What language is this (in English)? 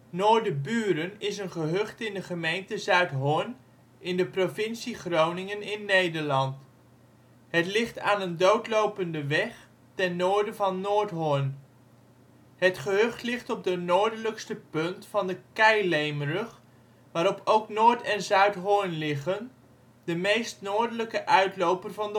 Dutch